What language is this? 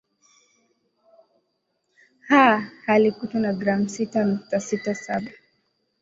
Swahili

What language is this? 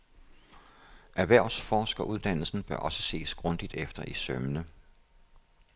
Danish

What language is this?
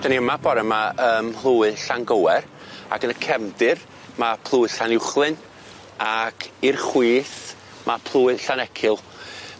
Welsh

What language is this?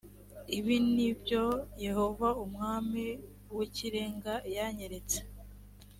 Kinyarwanda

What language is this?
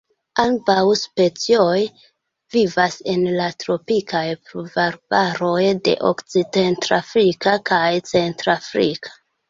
Esperanto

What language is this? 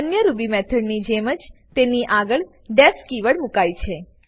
Gujarati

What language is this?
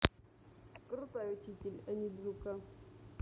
Russian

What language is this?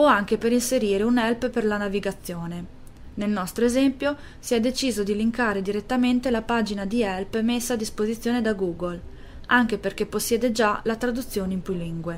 Italian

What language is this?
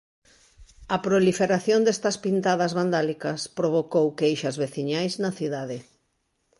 Galician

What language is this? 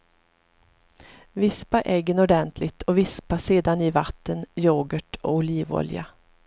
Swedish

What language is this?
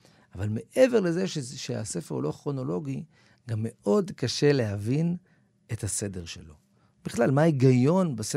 Hebrew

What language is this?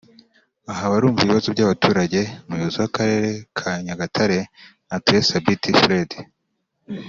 Kinyarwanda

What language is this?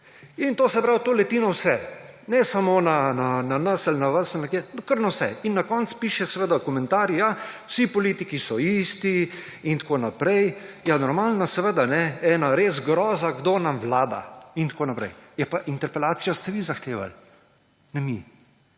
Slovenian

